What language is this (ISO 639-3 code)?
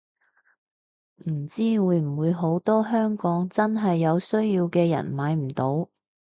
yue